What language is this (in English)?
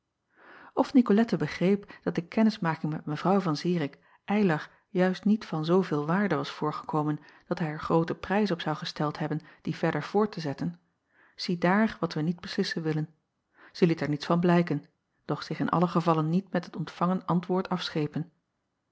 Dutch